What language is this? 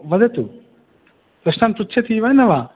Sanskrit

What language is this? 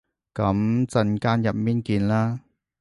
Cantonese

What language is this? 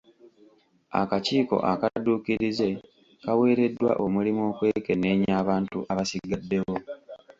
Ganda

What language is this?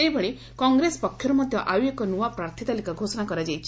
Odia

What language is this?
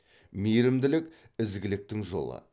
Kazakh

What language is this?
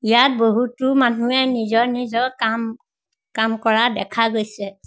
Assamese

